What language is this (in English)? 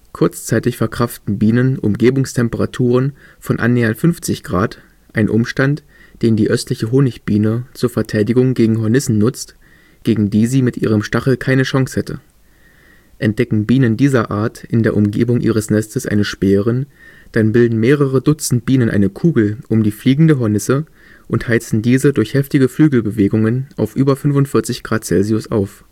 German